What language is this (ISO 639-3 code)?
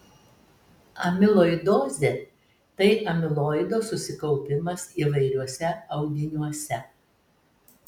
lit